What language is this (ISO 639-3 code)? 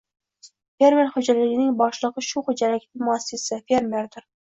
uzb